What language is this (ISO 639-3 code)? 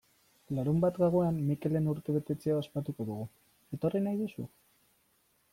eus